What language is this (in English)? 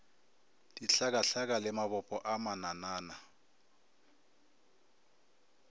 Northern Sotho